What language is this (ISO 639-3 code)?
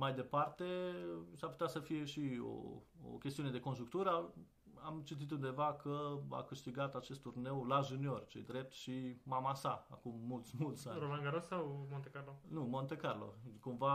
ron